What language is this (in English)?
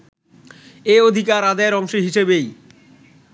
Bangla